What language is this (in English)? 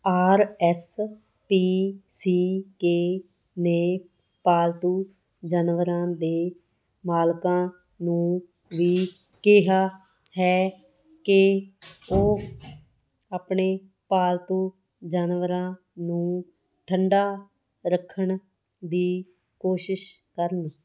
Punjabi